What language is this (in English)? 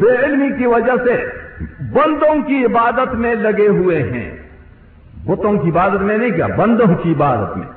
Urdu